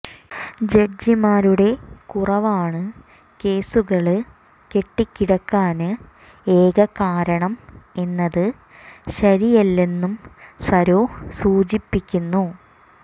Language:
Malayalam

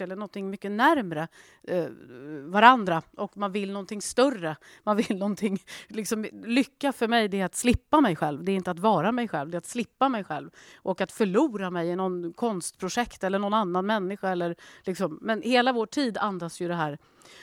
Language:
Swedish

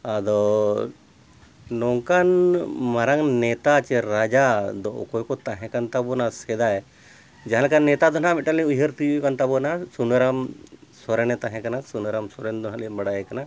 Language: Santali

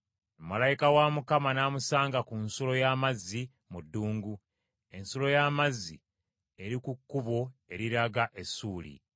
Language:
Ganda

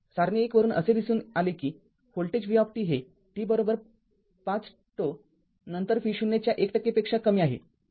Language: Marathi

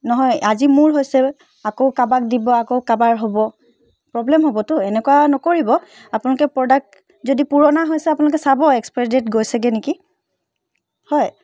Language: Assamese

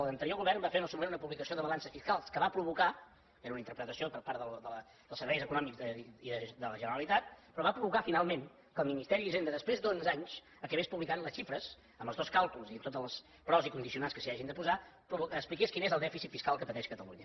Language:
Catalan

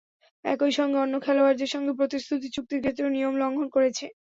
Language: Bangla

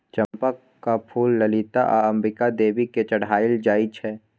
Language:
Maithili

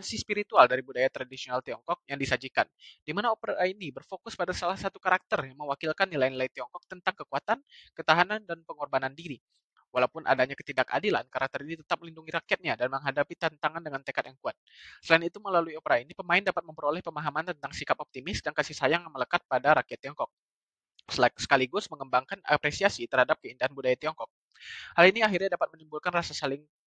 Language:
Indonesian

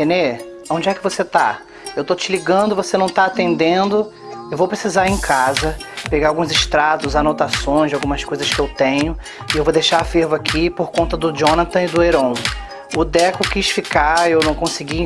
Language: Portuguese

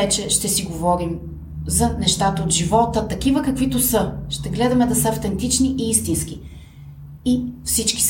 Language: Bulgarian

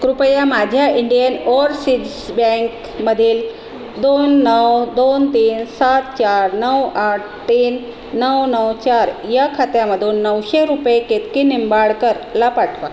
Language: Marathi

